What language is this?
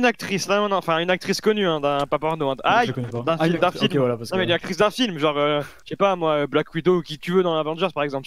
French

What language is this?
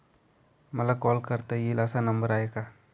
Marathi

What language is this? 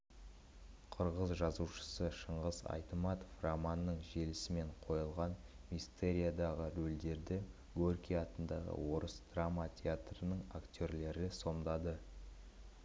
Kazakh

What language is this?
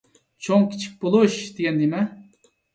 Uyghur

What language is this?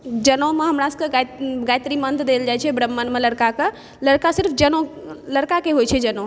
Maithili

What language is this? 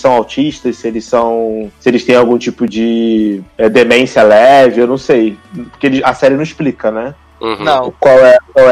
Portuguese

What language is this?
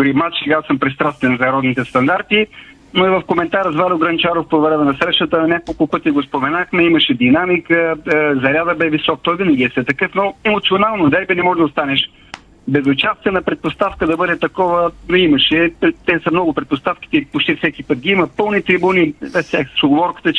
Bulgarian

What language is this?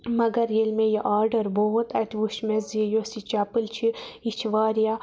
Kashmiri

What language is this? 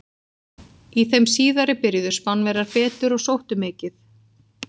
Icelandic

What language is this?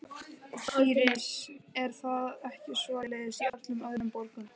Icelandic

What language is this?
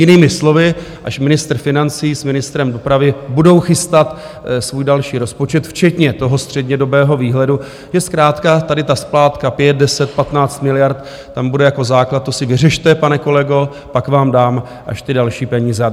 Czech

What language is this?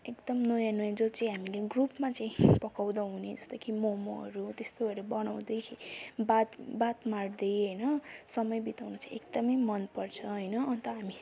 Nepali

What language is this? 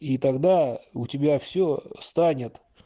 Russian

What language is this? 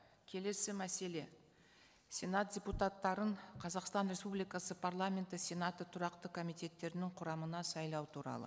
Kazakh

